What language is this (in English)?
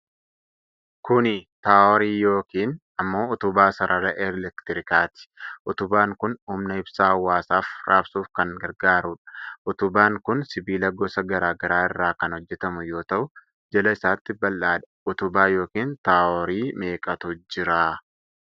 Oromo